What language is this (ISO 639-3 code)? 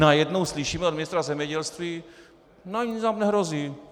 ces